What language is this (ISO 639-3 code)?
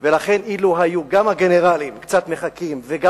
heb